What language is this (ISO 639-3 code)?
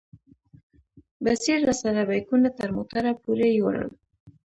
pus